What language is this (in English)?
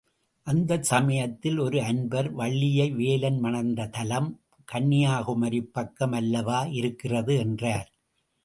Tamil